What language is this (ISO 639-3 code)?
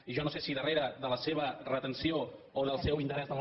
cat